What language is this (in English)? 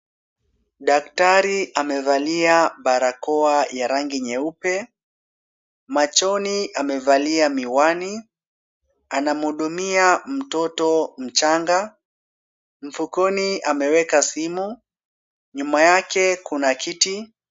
Swahili